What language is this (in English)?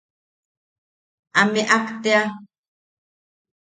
Yaqui